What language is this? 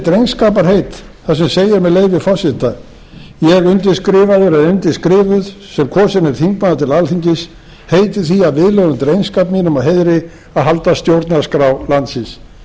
Icelandic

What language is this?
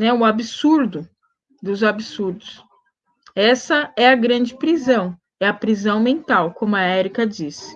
Portuguese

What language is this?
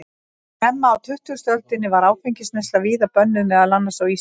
Icelandic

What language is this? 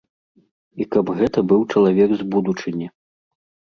Belarusian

